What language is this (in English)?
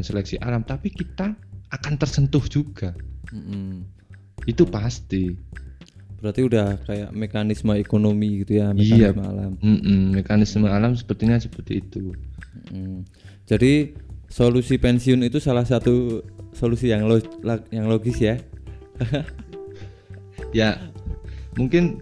Indonesian